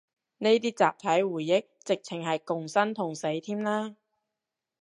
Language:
Cantonese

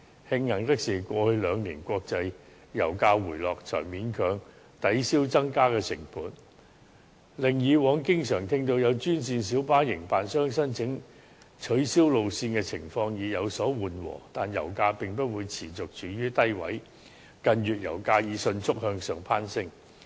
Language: Cantonese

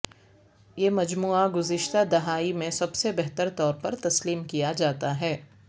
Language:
Urdu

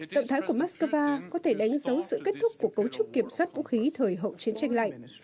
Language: Vietnamese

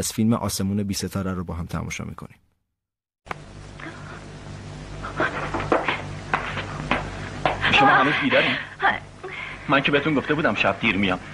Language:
Persian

